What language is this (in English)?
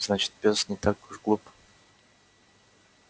Russian